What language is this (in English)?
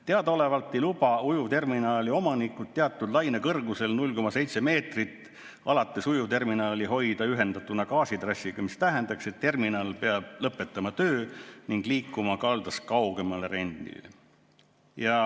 Estonian